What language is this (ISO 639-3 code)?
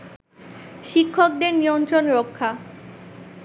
ben